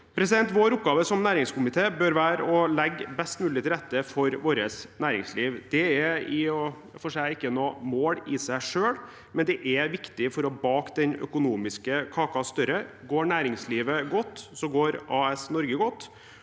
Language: Norwegian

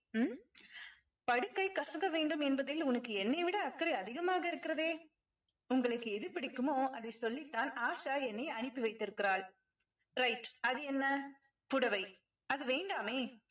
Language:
Tamil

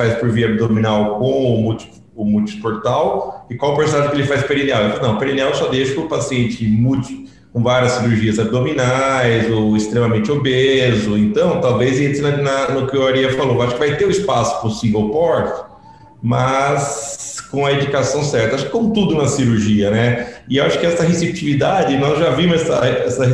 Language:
Portuguese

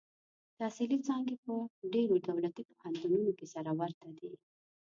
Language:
Pashto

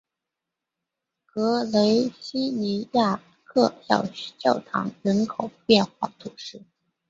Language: Chinese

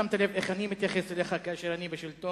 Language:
Hebrew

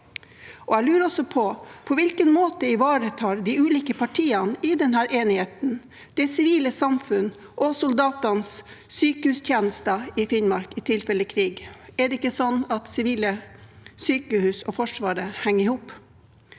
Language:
Norwegian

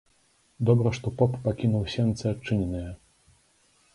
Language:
Belarusian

